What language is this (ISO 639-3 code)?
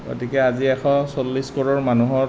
asm